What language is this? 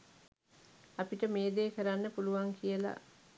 Sinhala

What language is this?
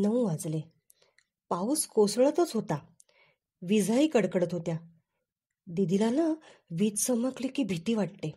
Marathi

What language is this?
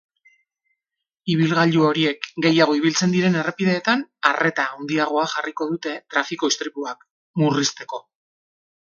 Basque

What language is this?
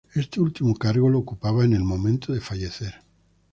Spanish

